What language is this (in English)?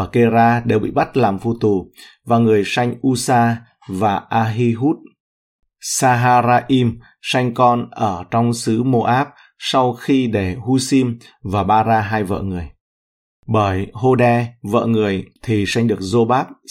Vietnamese